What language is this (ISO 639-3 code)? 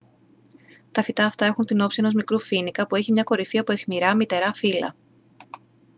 ell